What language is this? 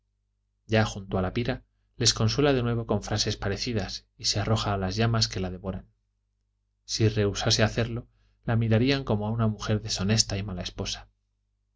Spanish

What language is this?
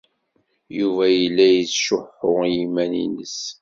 Kabyle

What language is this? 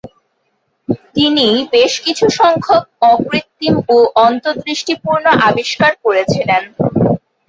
Bangla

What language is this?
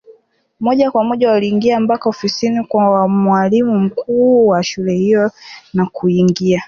Swahili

